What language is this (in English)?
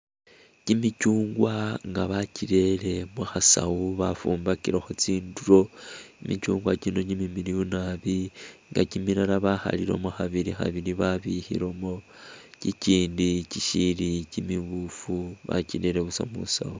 Masaaba